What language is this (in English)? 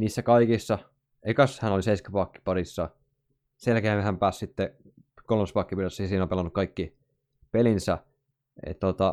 Finnish